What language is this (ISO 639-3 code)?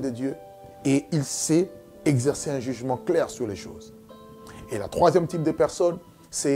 fra